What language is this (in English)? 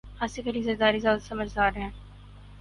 Urdu